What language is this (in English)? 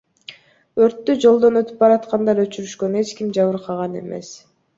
Kyrgyz